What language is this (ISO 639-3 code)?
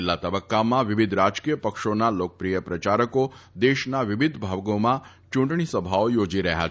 guj